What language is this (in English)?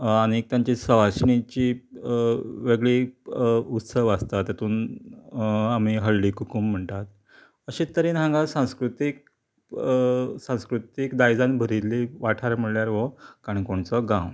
Konkani